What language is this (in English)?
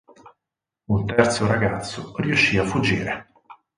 Italian